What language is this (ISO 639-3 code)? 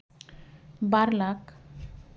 sat